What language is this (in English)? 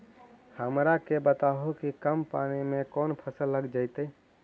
Magahi